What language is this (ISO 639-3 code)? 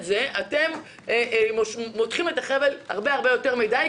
heb